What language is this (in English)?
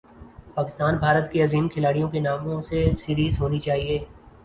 Urdu